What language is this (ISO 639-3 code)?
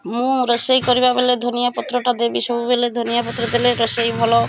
ori